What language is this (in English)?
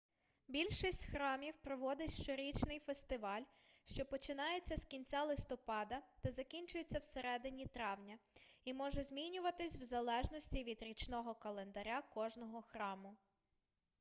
Ukrainian